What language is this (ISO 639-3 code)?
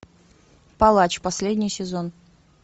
rus